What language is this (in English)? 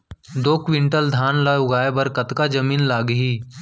Chhattisgarhi